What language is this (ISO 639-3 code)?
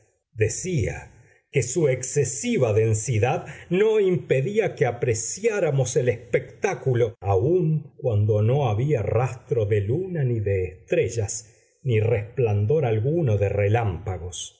spa